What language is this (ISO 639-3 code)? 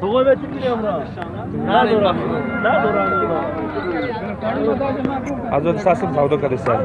tur